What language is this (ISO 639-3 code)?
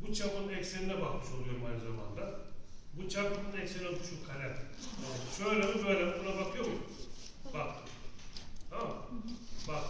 tur